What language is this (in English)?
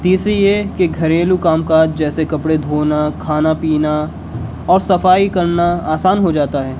Urdu